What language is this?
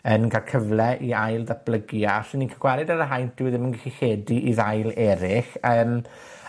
Welsh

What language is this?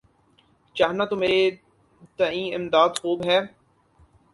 Urdu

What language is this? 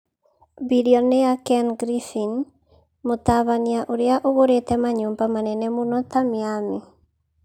Kikuyu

